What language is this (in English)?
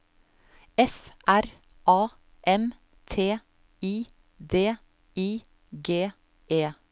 Norwegian